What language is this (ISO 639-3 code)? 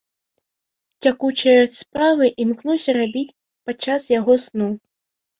bel